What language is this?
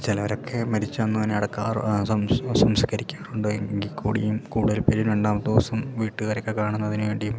Malayalam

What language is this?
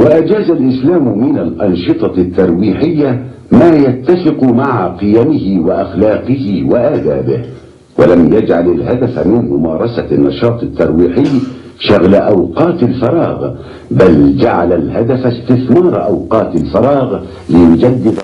Arabic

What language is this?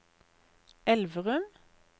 Norwegian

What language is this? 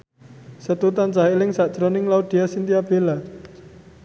Javanese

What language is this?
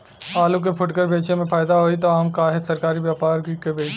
Bhojpuri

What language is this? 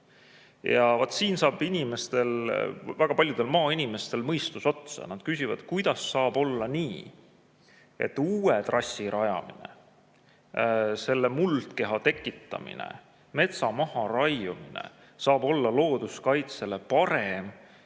Estonian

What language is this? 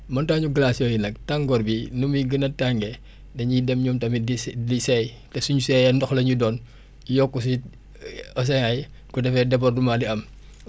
Wolof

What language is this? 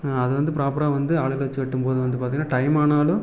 Tamil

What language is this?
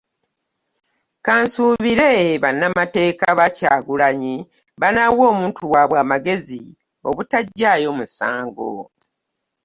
Ganda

